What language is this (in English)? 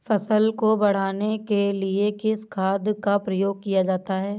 Hindi